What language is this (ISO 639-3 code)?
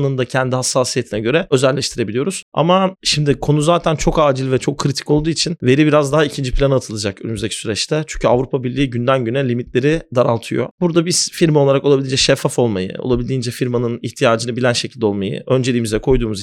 tur